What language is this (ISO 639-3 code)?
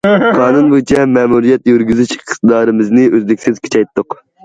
uig